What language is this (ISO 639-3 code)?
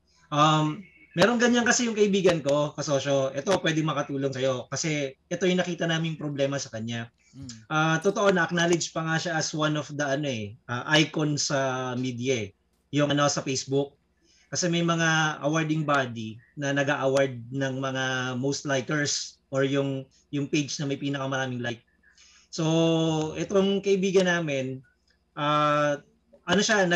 fil